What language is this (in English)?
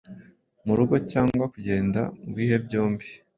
Kinyarwanda